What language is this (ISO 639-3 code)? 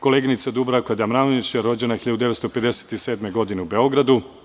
srp